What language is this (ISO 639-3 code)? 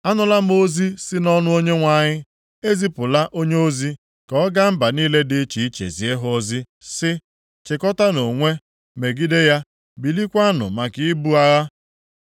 ibo